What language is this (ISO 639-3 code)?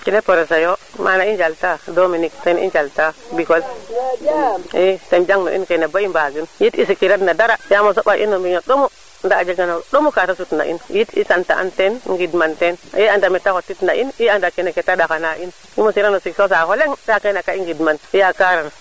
srr